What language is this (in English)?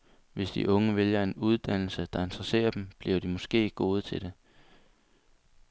Danish